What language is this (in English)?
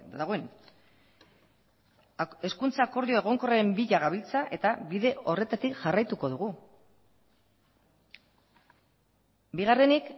Basque